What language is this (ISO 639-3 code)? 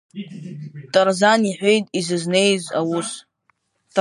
abk